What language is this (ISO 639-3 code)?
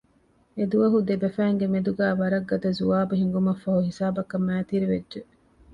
div